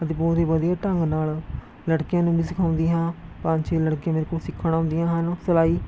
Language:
Punjabi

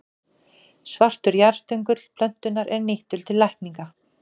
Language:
Icelandic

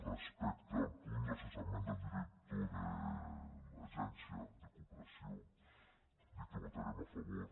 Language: Catalan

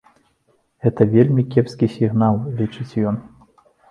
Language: Belarusian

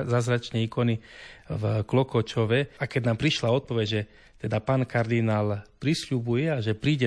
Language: Slovak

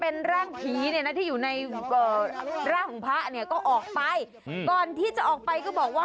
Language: Thai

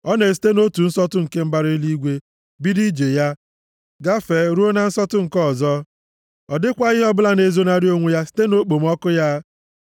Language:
Igbo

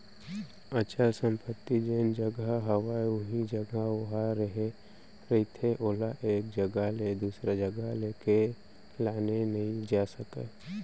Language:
Chhattisgarhi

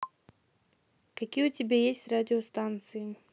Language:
Russian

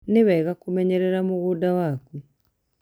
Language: Kikuyu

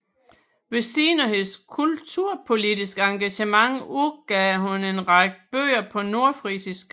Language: Danish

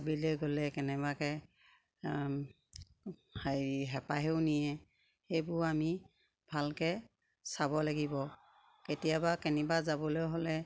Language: Assamese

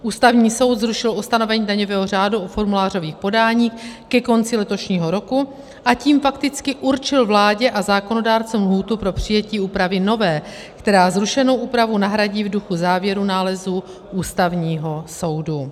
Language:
Czech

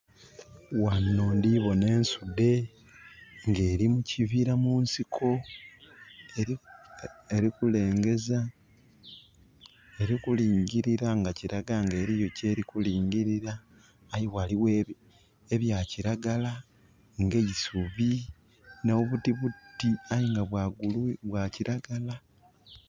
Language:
Soga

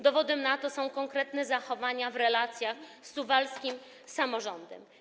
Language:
Polish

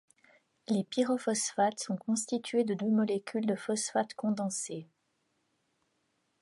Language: French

